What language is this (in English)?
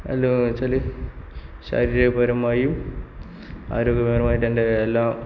Malayalam